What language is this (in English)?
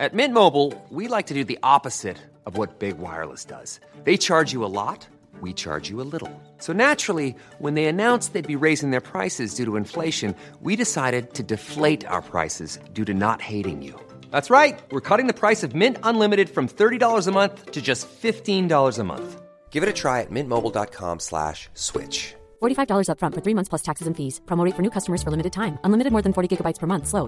Filipino